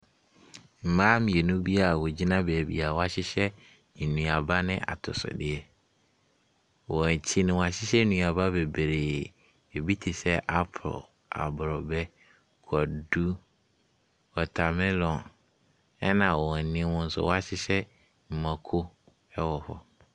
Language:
Akan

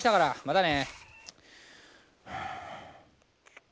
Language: Japanese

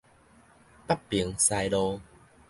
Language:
Min Nan Chinese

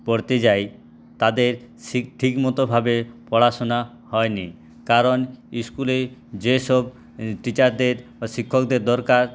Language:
Bangla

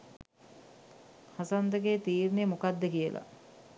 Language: Sinhala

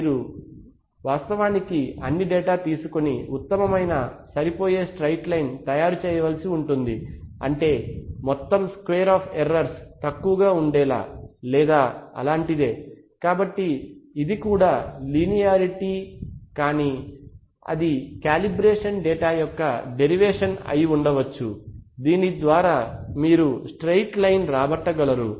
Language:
Telugu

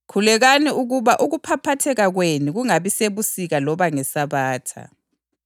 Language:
North Ndebele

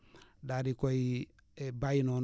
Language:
Wolof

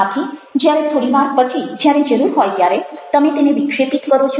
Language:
Gujarati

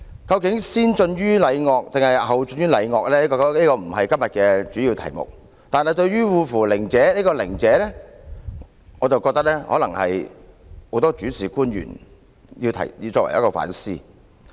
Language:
Cantonese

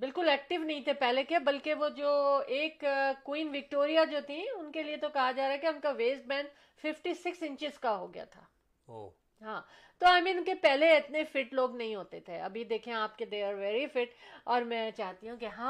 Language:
Urdu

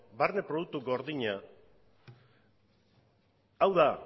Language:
Basque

